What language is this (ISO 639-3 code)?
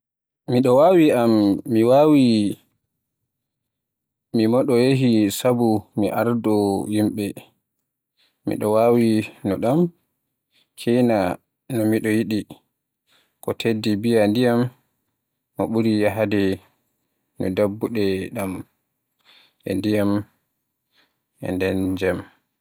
fue